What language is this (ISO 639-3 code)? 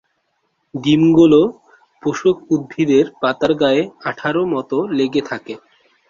ben